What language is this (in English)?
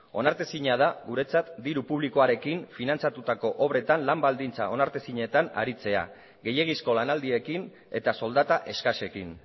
Basque